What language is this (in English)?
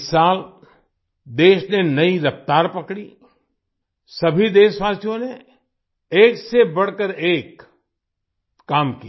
Hindi